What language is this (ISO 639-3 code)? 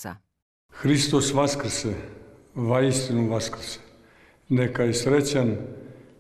hrv